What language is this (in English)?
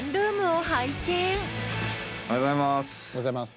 Japanese